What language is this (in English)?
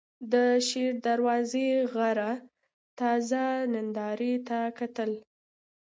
Pashto